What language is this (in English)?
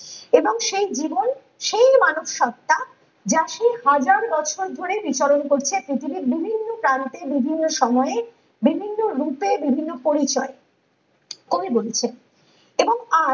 Bangla